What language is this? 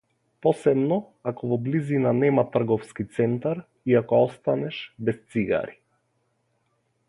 Macedonian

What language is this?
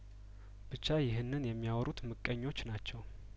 Amharic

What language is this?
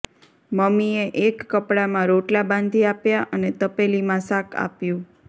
Gujarati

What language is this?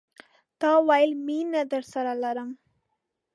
Pashto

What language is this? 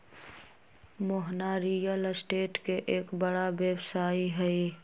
Magahi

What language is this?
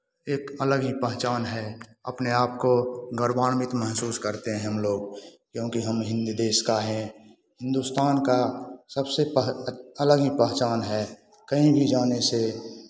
Hindi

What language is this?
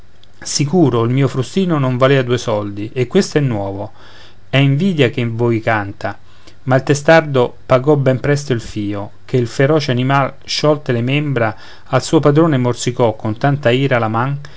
Italian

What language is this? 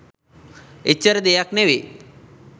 Sinhala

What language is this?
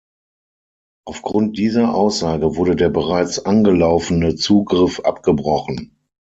German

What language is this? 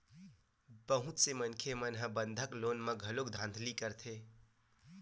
Chhattisgarhi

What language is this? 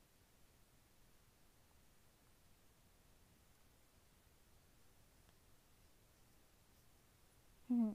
Japanese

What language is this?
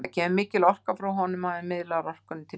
Icelandic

